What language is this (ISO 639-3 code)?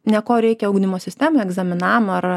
lit